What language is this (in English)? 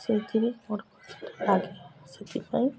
Odia